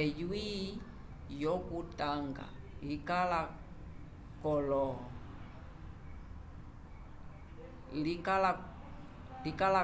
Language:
Umbundu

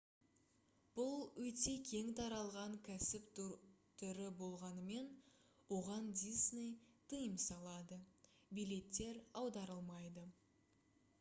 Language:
Kazakh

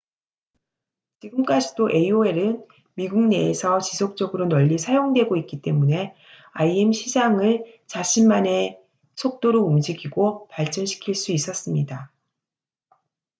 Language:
Korean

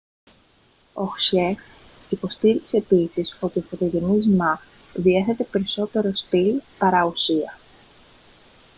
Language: Greek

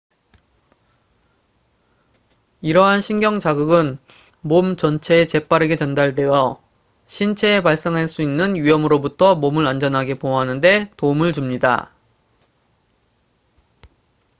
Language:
Korean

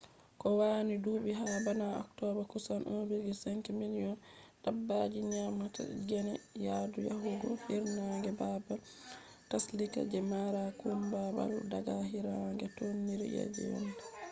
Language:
Fula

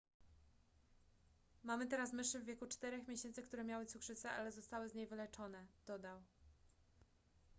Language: Polish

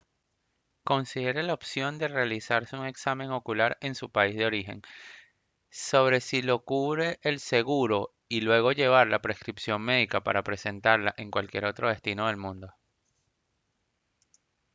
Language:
Spanish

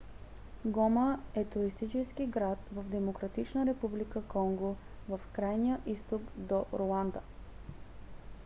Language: Bulgarian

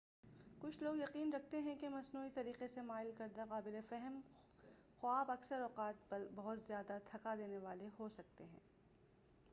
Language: Urdu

